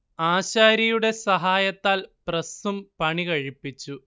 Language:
Malayalam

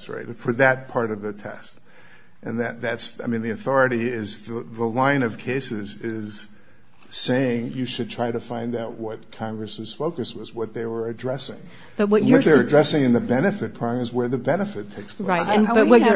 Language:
English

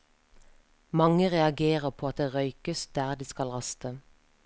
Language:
Norwegian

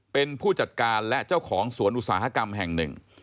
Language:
Thai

